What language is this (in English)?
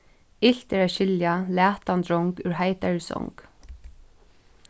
Faroese